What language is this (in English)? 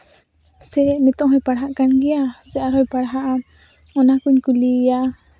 Santali